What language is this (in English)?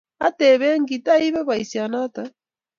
Kalenjin